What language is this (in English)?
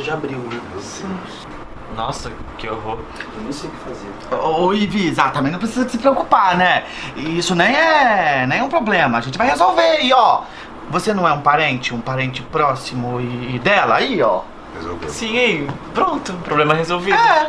Portuguese